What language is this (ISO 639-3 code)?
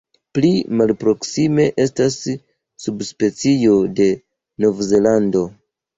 epo